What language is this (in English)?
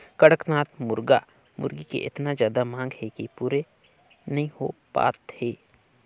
Chhattisgarhi